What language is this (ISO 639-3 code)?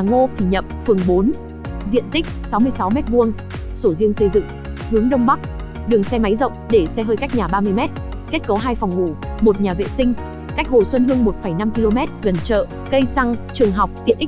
vie